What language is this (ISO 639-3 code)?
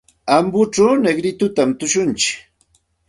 qxt